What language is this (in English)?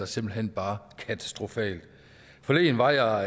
Danish